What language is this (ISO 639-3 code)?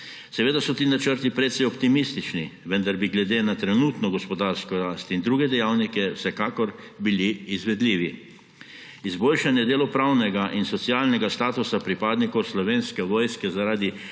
slv